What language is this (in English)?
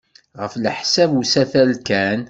Kabyle